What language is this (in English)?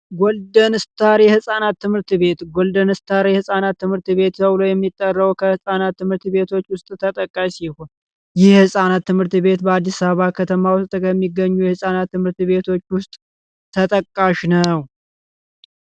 Amharic